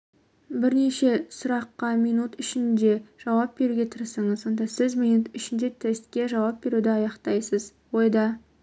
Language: Kazakh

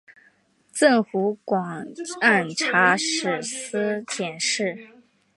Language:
Chinese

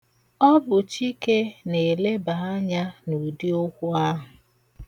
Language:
Igbo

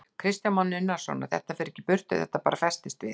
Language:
Icelandic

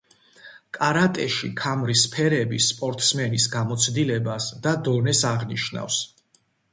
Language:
Georgian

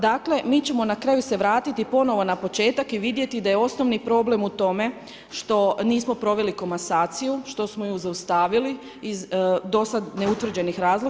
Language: Croatian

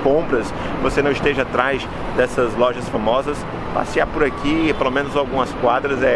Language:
Portuguese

